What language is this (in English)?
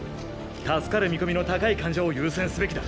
Japanese